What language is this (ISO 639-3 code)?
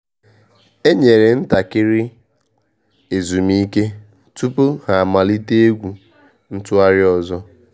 ibo